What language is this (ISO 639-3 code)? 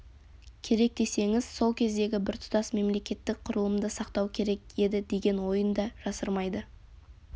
kaz